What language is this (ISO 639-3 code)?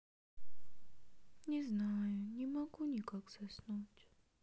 rus